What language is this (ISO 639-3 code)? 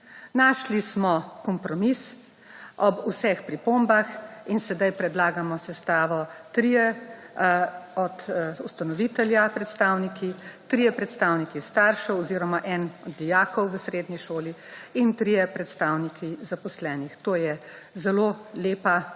slv